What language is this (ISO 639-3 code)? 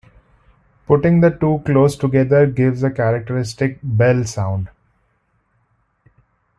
eng